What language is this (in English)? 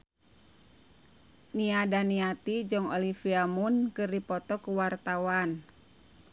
Sundanese